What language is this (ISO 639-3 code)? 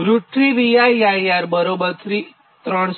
guj